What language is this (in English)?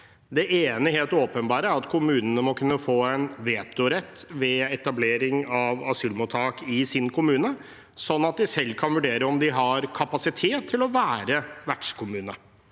Norwegian